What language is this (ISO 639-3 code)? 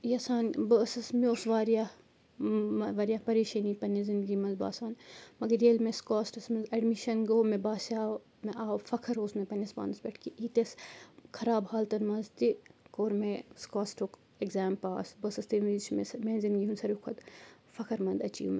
kas